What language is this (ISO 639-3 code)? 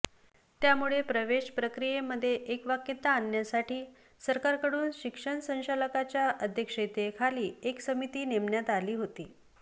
mar